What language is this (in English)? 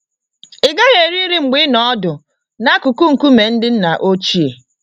Igbo